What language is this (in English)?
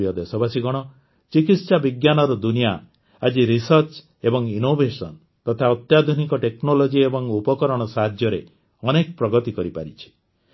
Odia